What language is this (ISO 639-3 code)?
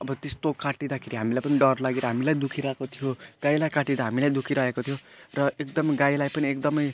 nep